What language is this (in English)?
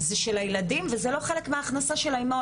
Hebrew